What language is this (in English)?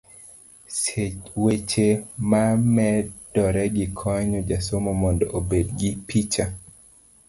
Luo (Kenya and Tanzania)